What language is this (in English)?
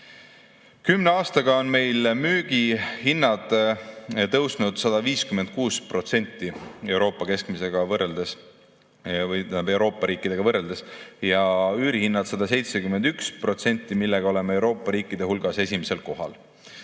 Estonian